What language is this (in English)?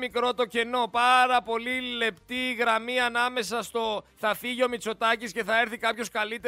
Greek